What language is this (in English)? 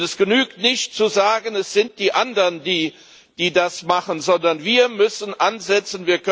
German